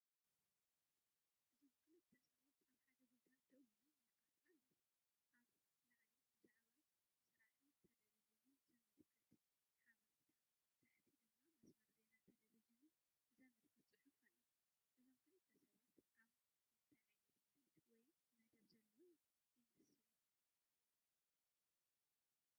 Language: Tigrinya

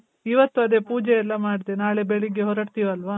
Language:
Kannada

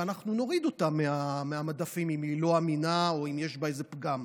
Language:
Hebrew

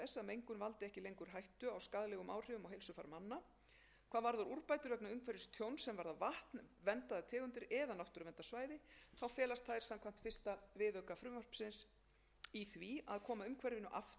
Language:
Icelandic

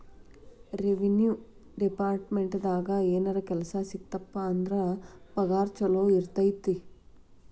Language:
Kannada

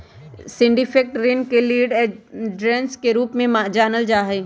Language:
Magahi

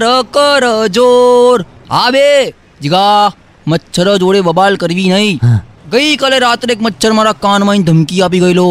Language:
Gujarati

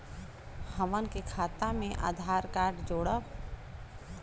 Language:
Bhojpuri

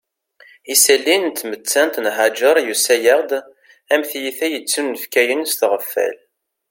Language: Kabyle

